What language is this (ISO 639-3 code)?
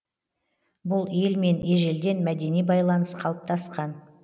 kaz